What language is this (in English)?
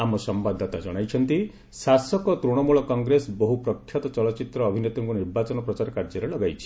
Odia